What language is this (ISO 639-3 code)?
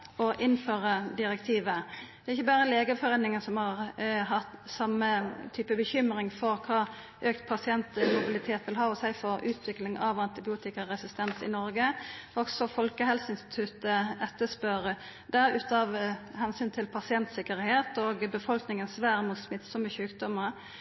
nno